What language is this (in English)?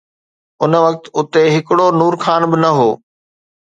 Sindhi